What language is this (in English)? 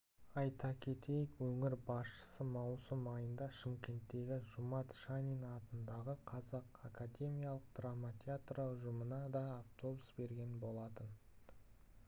Kazakh